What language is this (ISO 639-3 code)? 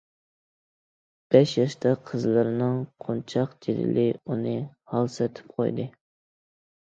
uig